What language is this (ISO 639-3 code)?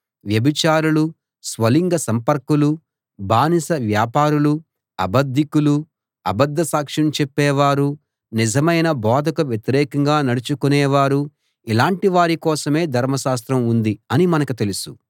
tel